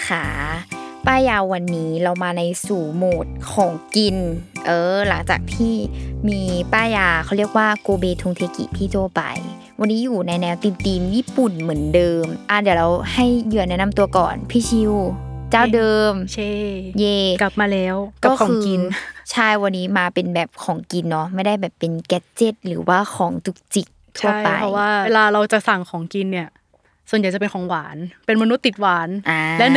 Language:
Thai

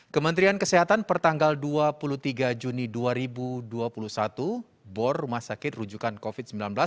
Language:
Indonesian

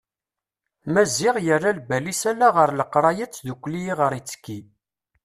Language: Kabyle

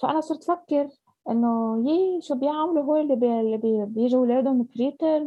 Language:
Arabic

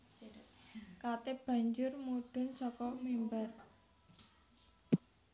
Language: Javanese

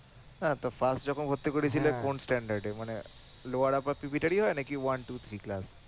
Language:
Bangla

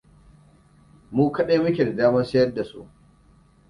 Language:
Hausa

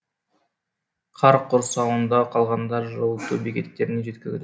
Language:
Kazakh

